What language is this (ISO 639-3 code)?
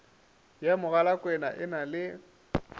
nso